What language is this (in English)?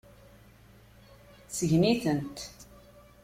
Kabyle